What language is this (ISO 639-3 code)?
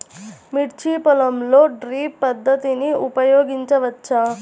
tel